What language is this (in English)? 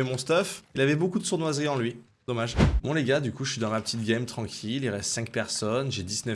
French